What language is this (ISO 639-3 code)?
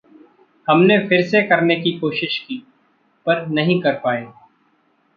hin